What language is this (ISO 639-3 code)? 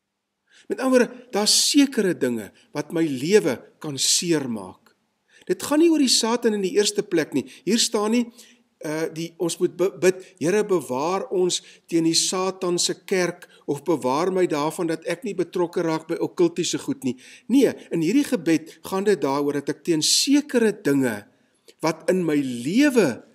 nld